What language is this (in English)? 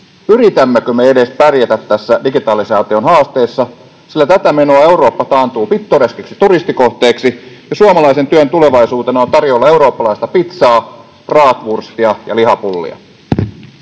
Finnish